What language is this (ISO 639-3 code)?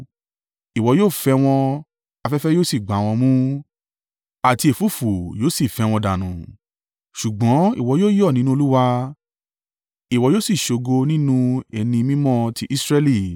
yor